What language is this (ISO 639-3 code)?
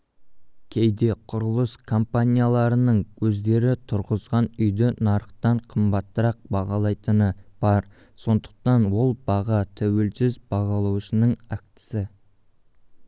kaz